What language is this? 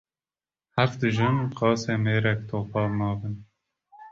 Kurdish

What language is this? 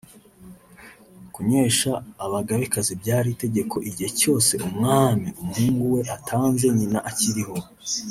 Kinyarwanda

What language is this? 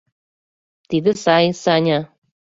Mari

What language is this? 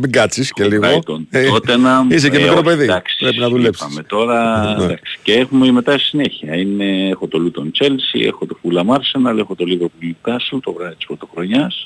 Greek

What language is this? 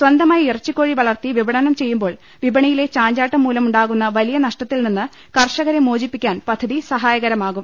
Malayalam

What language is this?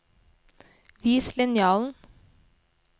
Norwegian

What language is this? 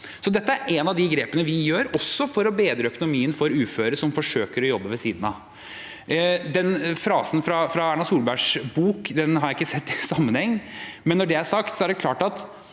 Norwegian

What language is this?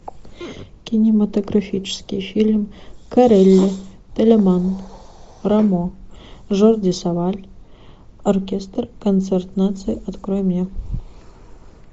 Russian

